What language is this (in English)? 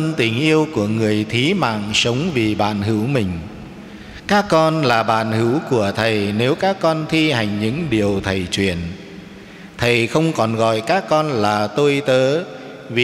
Vietnamese